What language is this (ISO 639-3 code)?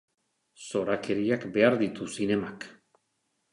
eus